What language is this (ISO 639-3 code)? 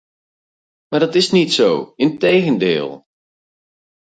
nld